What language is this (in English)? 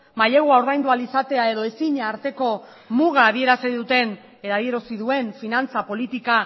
Basque